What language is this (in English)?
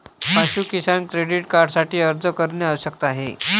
Marathi